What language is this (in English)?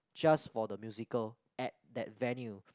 English